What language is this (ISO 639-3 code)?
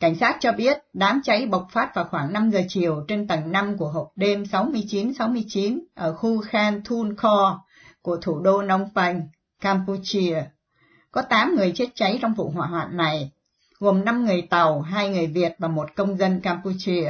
vie